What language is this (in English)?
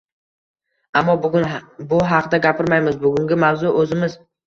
Uzbek